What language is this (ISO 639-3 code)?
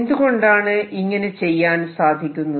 mal